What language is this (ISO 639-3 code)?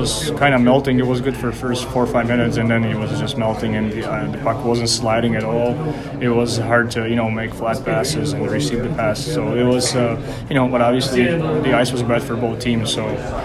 swe